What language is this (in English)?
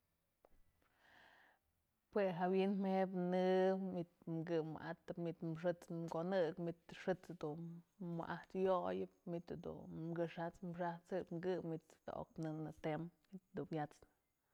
Mazatlán Mixe